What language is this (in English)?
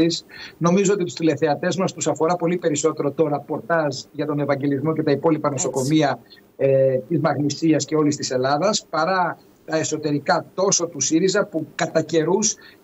Greek